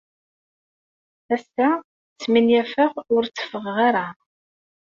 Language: Kabyle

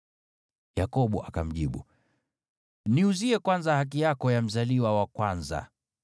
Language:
Swahili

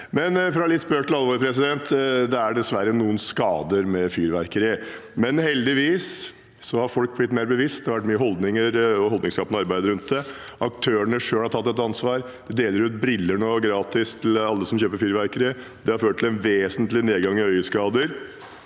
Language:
Norwegian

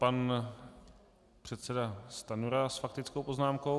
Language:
Czech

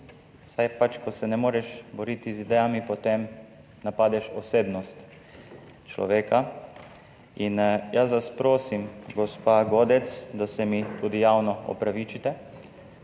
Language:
Slovenian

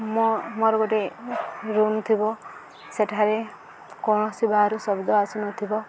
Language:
Odia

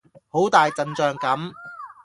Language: Cantonese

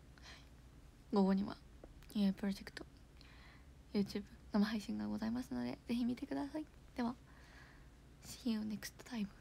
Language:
Japanese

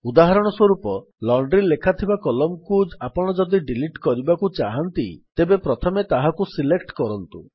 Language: Odia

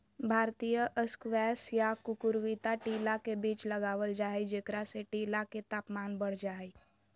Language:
Magahi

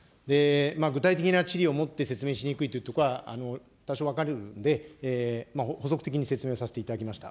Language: Japanese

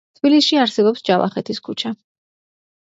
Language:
Georgian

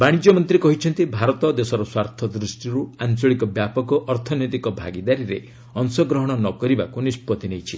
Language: Odia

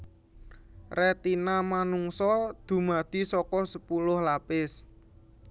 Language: Javanese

